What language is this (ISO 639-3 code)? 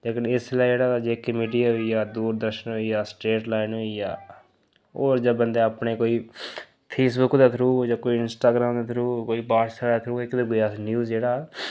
doi